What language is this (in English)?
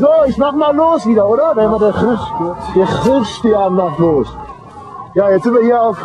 German